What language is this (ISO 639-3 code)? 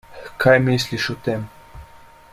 slv